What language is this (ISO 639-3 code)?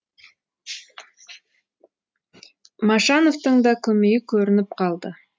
kaz